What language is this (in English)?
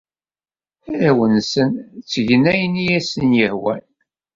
Kabyle